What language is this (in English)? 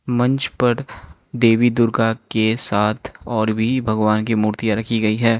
Hindi